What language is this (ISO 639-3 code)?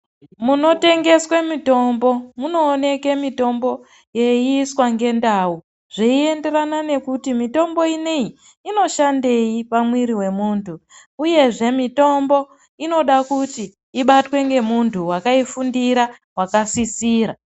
ndc